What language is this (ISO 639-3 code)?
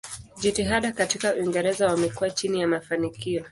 swa